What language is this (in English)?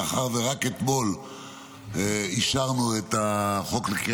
Hebrew